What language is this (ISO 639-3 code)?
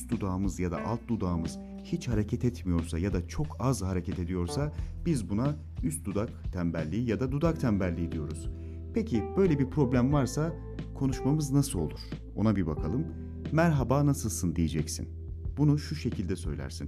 tur